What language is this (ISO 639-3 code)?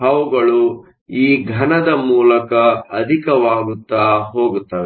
kan